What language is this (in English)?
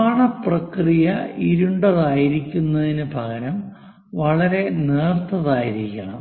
Malayalam